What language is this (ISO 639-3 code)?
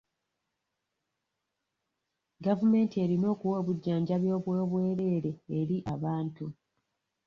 lug